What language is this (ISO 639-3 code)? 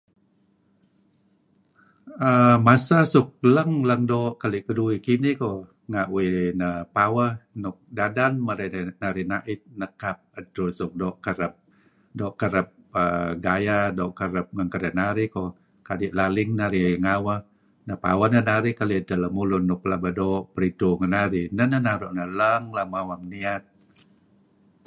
kzi